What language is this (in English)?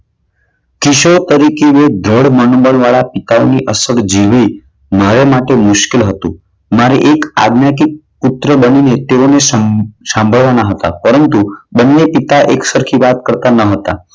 Gujarati